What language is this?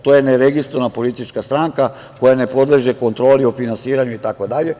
Serbian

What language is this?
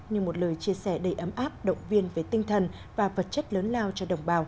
Vietnamese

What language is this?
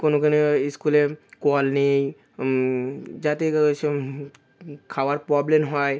Bangla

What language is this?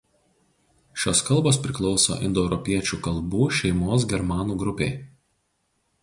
Lithuanian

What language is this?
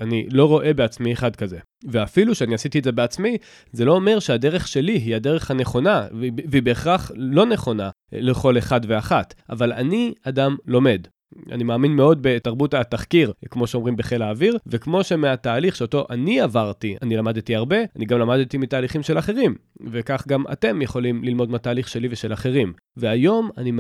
Hebrew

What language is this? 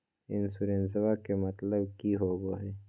Magahi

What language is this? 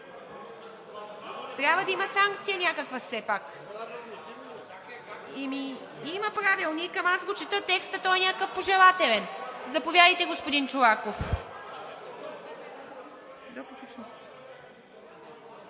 Bulgarian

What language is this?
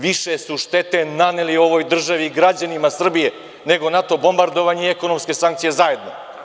Serbian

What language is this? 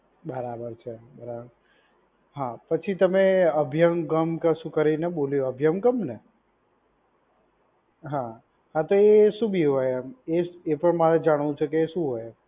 Gujarati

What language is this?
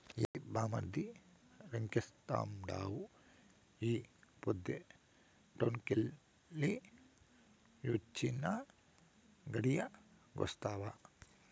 Telugu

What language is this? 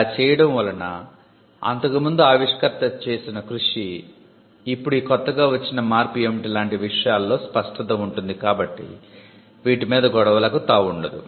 Telugu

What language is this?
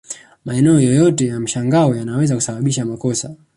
Swahili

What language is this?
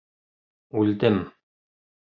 Bashkir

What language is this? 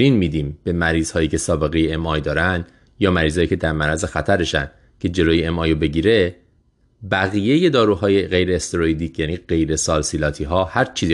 Persian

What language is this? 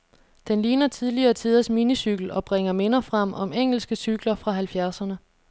Danish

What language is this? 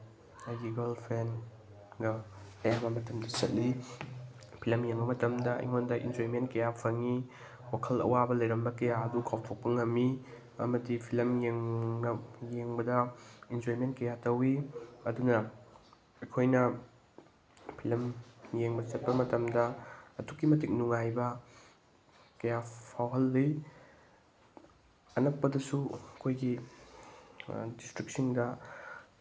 Manipuri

